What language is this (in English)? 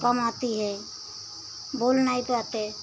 Hindi